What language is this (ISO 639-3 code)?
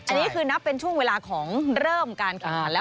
tha